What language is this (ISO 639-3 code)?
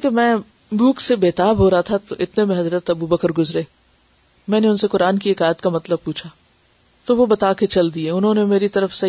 urd